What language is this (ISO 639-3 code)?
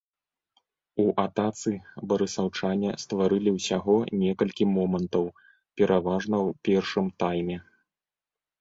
bel